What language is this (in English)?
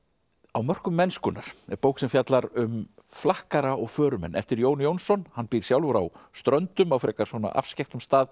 Icelandic